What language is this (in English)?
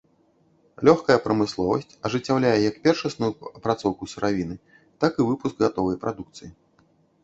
Belarusian